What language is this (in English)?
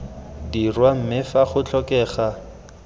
Tswana